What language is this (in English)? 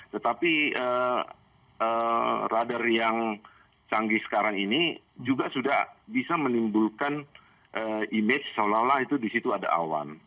Indonesian